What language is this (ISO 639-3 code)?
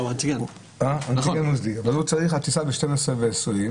heb